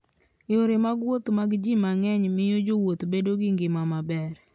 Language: Luo (Kenya and Tanzania)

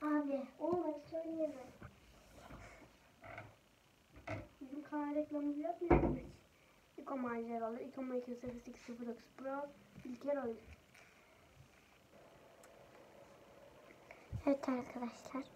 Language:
Turkish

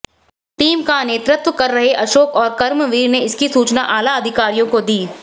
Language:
Hindi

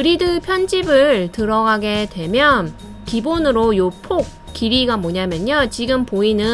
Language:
Korean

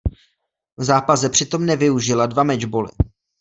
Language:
Czech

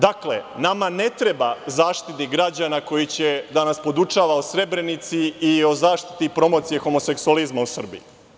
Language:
Serbian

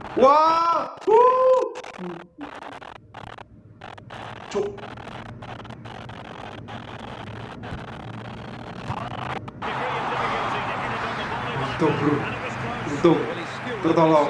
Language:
Indonesian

